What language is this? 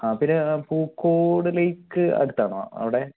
Malayalam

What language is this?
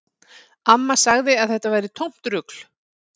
Icelandic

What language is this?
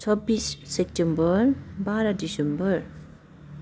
Nepali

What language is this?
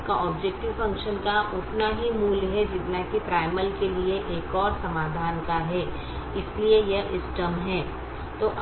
Hindi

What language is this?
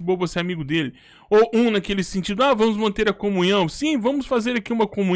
Portuguese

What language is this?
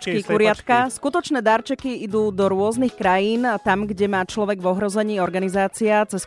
Slovak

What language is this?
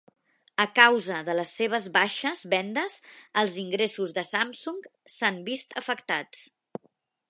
Catalan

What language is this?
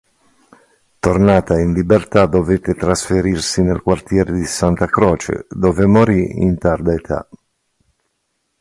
Italian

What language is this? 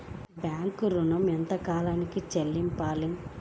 Telugu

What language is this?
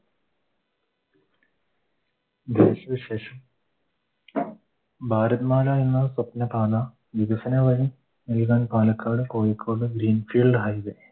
Malayalam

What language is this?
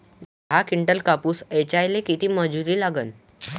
Marathi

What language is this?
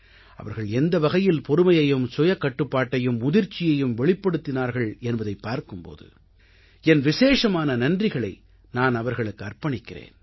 Tamil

